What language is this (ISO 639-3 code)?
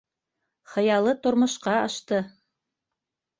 bak